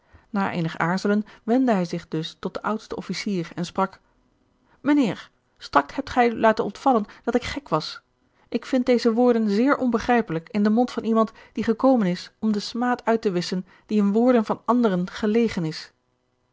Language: Dutch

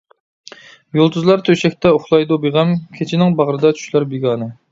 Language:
Uyghur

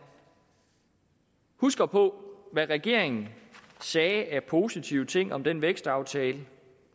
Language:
Danish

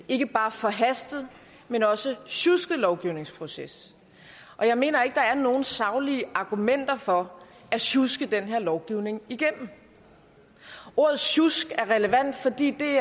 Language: Danish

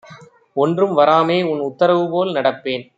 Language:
Tamil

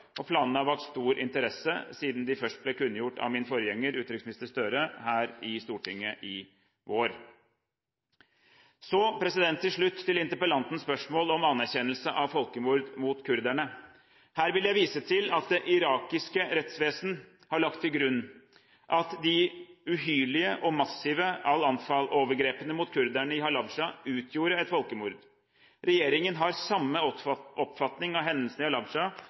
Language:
Norwegian Bokmål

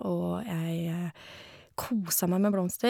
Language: Norwegian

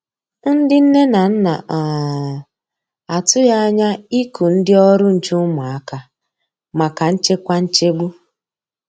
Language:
Igbo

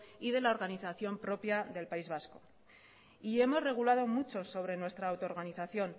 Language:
Spanish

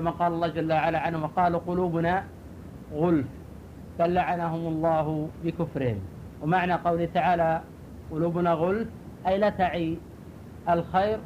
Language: Arabic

